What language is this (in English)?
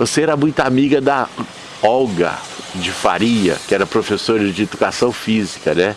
Portuguese